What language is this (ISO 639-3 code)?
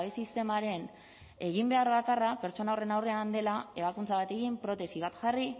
eus